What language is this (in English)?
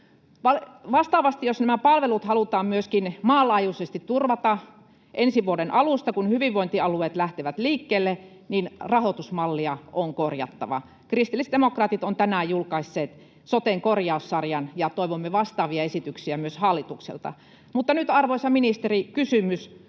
Finnish